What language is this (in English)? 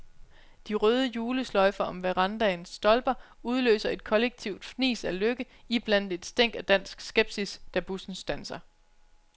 Danish